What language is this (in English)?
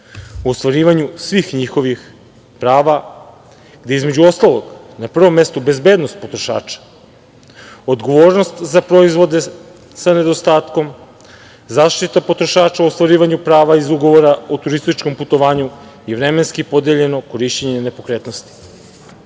Serbian